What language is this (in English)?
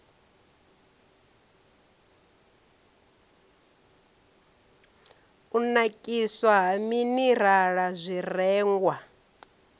Venda